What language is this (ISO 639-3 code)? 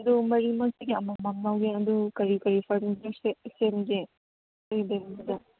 mni